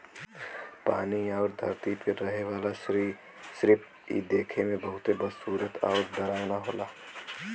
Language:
Bhojpuri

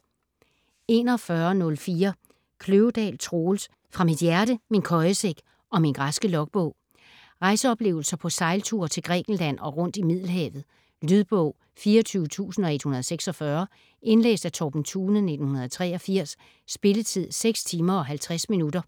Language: Danish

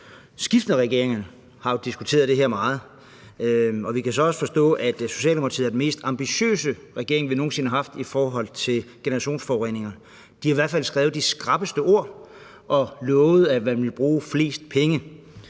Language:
Danish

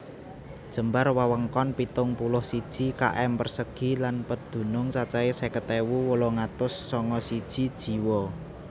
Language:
Javanese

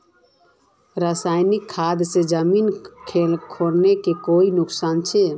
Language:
Magahi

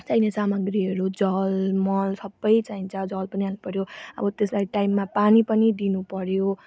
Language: Nepali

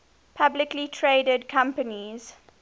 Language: English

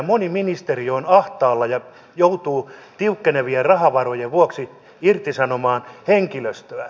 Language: Finnish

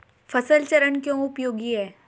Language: Hindi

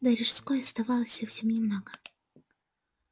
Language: Russian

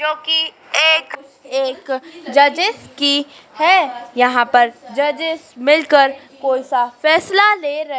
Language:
Hindi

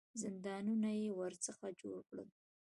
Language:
Pashto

